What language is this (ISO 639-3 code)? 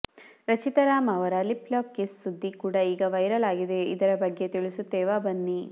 kan